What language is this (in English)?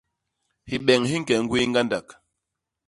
Basaa